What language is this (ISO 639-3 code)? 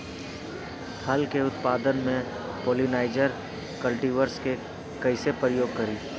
bho